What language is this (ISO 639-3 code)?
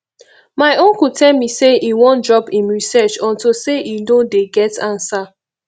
pcm